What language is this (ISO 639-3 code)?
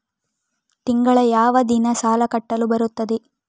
kan